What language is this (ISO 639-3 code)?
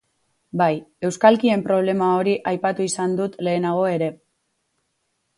eus